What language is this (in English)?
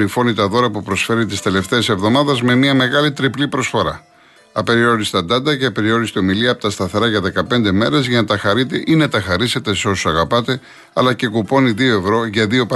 Greek